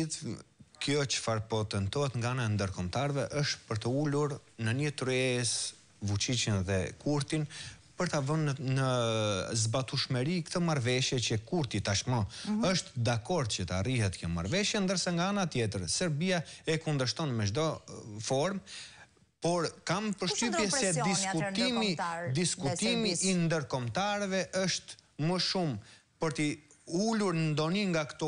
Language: Romanian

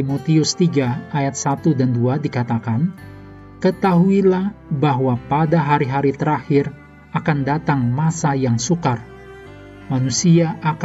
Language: Indonesian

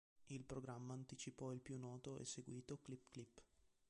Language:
Italian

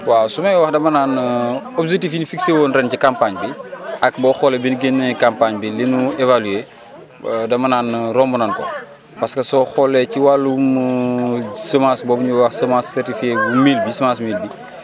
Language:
Wolof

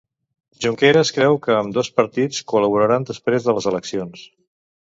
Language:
Catalan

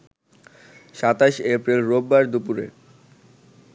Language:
Bangla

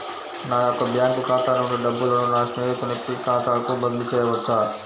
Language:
Telugu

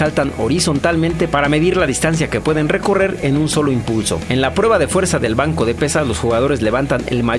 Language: Spanish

